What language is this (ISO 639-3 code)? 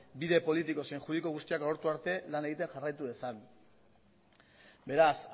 eus